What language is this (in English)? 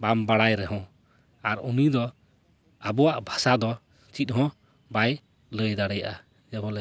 Santali